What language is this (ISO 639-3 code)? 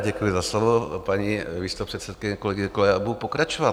ces